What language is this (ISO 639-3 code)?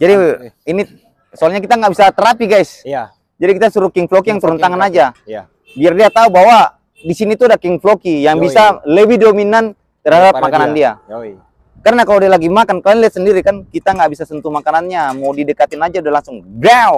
ind